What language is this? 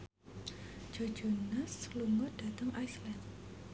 Javanese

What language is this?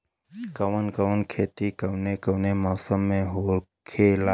Bhojpuri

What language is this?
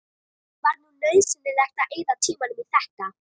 Icelandic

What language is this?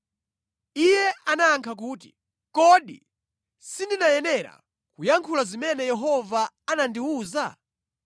Nyanja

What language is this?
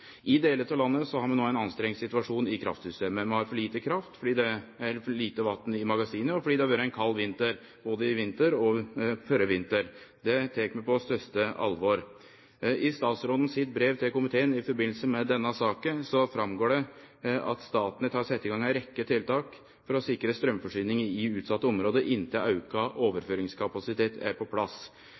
Norwegian Nynorsk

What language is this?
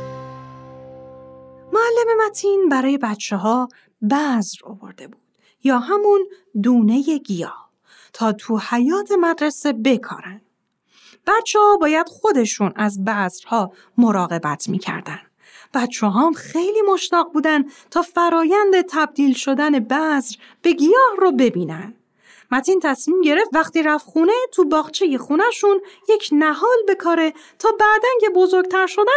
Persian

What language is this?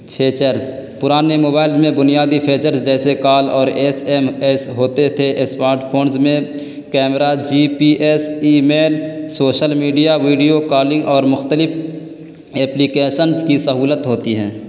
Urdu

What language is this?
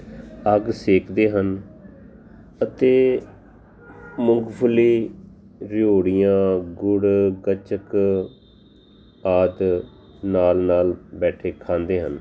Punjabi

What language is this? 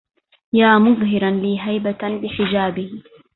Arabic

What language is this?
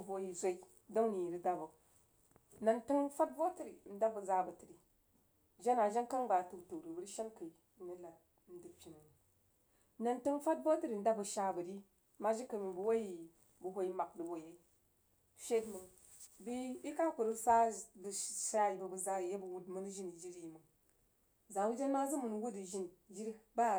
Jiba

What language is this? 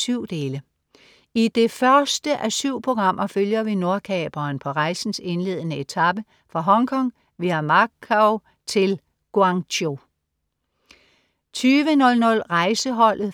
Danish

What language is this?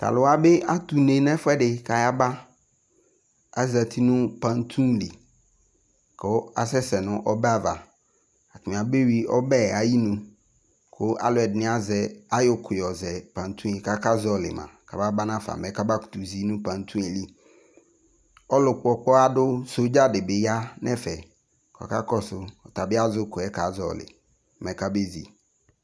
Ikposo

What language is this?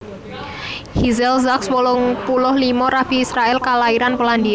Javanese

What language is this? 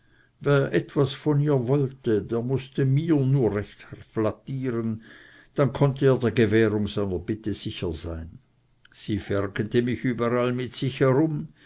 German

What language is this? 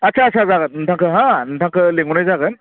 Bodo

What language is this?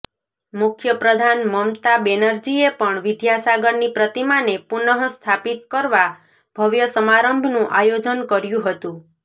Gujarati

